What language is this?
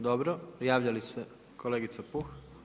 Croatian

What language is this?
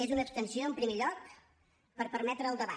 Catalan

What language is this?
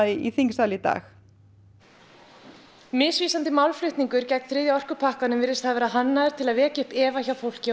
Icelandic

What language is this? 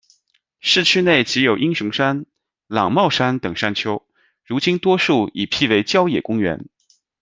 Chinese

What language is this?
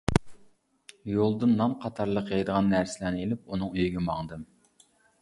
Uyghur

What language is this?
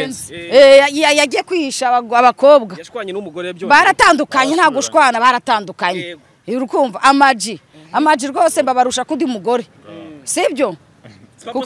Romanian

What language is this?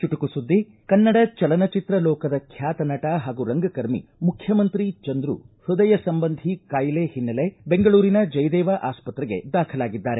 Kannada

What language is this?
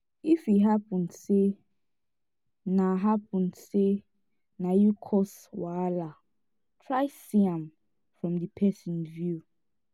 Nigerian Pidgin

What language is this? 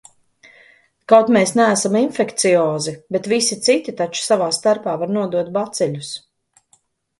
Latvian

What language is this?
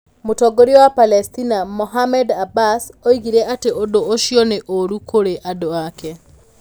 Kikuyu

